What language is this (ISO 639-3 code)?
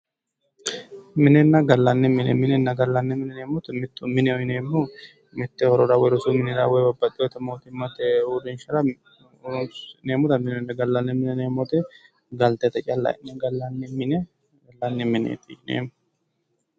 sid